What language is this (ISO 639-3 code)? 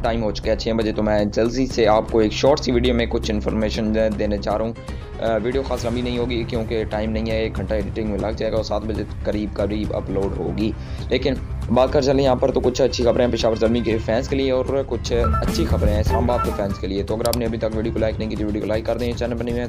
hin